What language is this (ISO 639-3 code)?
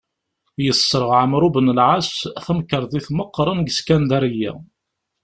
kab